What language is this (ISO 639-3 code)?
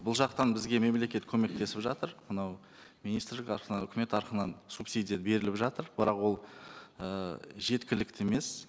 kaz